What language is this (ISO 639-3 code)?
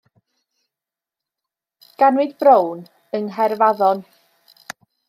cym